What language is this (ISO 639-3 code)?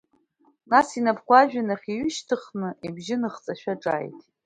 abk